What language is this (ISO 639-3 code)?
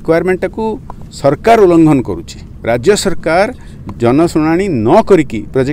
hin